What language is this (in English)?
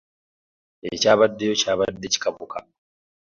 Ganda